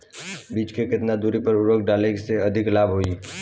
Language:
Bhojpuri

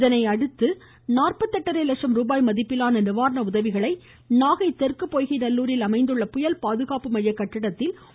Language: Tamil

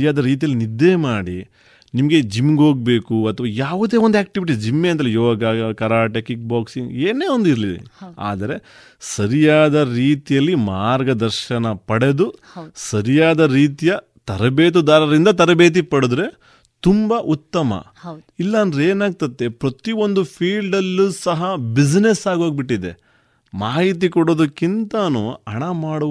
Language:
Kannada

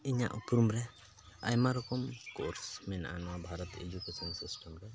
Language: Santali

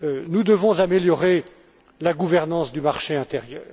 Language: French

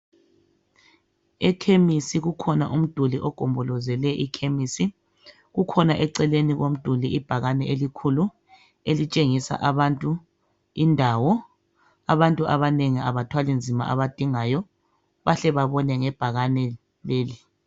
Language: North Ndebele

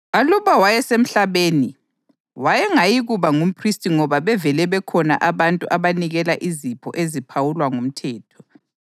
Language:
North Ndebele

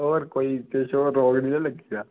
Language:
Dogri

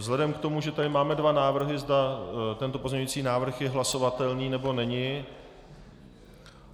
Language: Czech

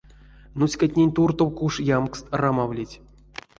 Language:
Erzya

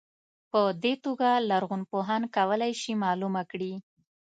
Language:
Pashto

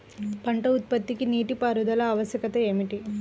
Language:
Telugu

